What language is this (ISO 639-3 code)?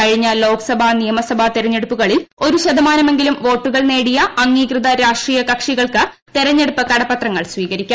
mal